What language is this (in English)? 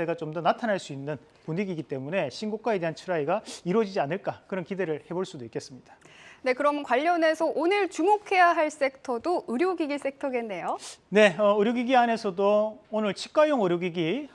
Korean